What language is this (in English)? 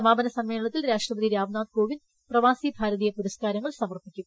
Malayalam